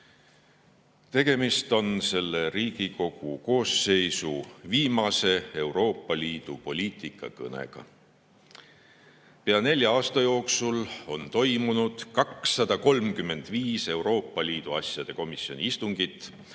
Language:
Estonian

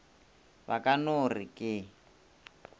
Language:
Northern Sotho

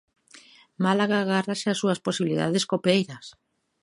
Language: Galician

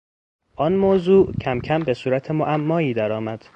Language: Persian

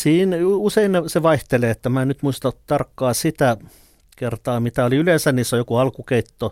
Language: Finnish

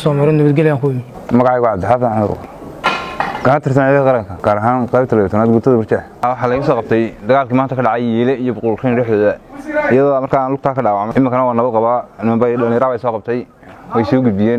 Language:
Arabic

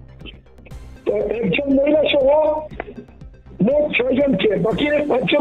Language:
Turkish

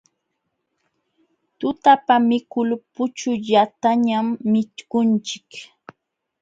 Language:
Jauja Wanca Quechua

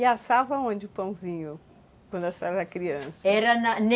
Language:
Portuguese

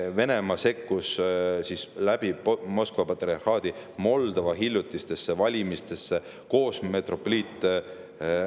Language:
Estonian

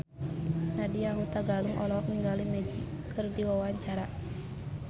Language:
Sundanese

